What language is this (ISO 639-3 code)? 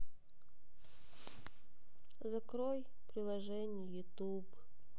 rus